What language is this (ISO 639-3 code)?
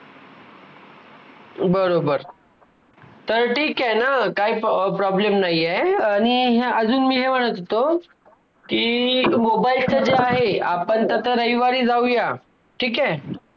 mar